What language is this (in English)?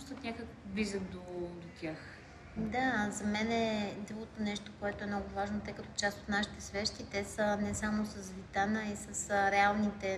Bulgarian